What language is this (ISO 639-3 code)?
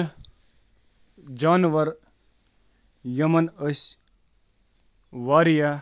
kas